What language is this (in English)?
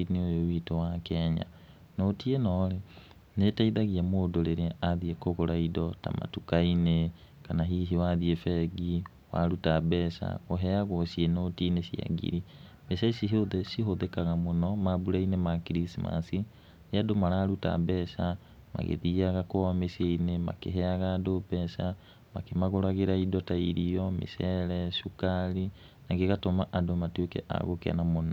Kikuyu